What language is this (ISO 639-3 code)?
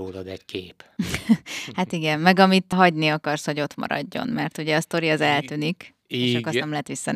hun